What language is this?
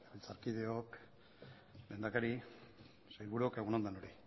Basque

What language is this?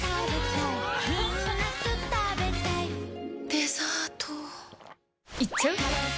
Japanese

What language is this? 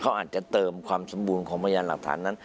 Thai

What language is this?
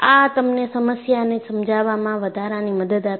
Gujarati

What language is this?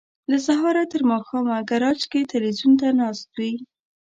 Pashto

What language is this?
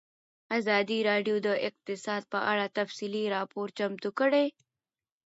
Pashto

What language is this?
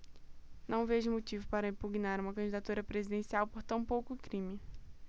Portuguese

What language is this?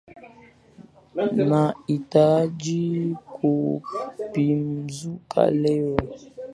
Swahili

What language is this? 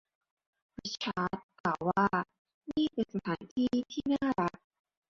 Thai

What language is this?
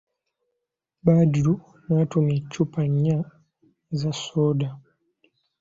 Ganda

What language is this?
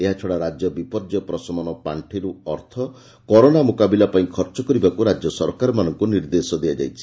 Odia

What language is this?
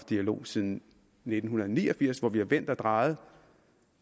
Danish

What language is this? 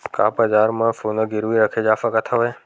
Chhattisgarhi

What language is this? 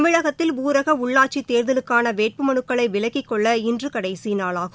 Tamil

